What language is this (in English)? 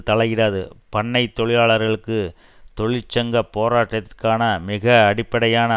Tamil